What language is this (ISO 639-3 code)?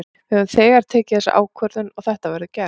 isl